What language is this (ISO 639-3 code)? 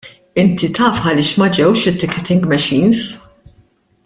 mlt